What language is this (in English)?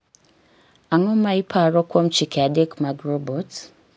Luo (Kenya and Tanzania)